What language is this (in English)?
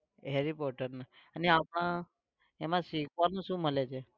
Gujarati